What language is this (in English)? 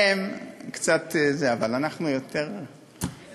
Hebrew